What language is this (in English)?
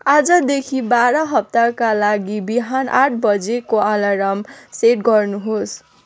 Nepali